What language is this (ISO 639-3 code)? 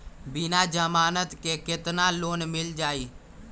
mag